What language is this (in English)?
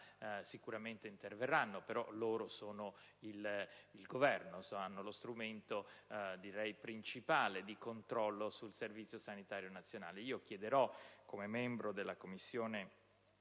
Italian